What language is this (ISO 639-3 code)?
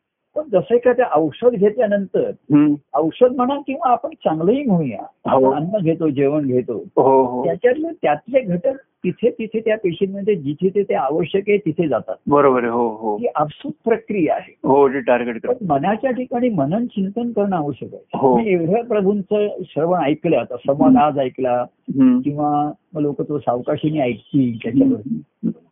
mar